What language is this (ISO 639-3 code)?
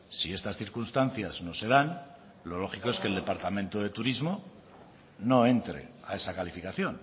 spa